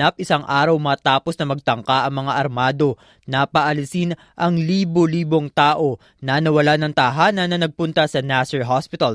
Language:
Filipino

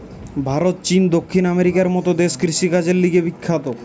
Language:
Bangla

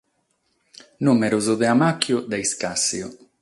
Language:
Sardinian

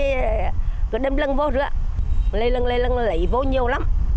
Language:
Vietnamese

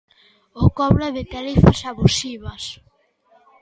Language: Galician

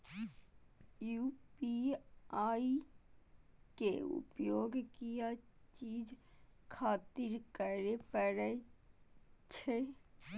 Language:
Maithili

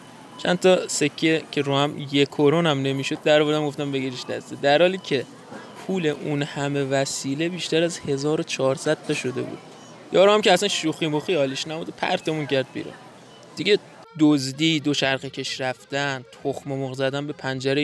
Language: Persian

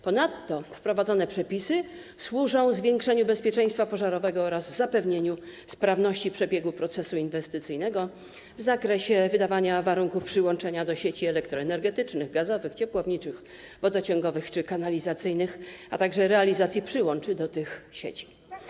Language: Polish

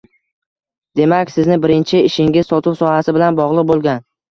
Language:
Uzbek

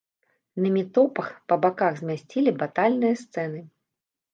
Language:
Belarusian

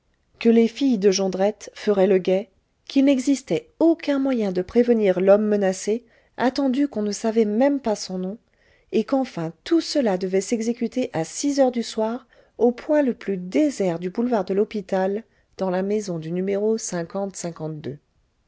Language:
French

